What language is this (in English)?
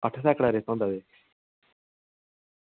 Dogri